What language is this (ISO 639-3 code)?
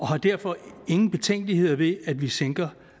dan